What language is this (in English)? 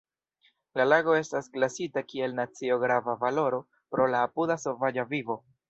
Esperanto